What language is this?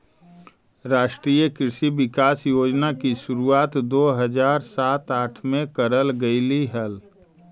Magahi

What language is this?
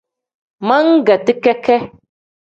Tem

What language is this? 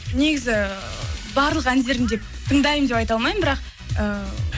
Kazakh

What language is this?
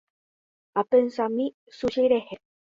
Guarani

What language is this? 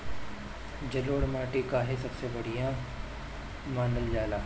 Bhojpuri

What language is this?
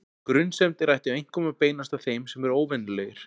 Icelandic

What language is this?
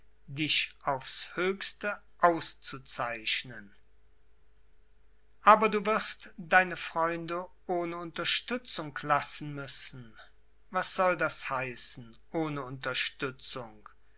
German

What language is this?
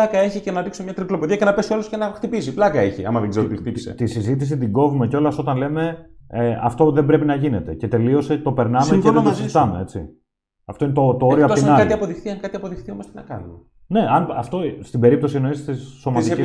Greek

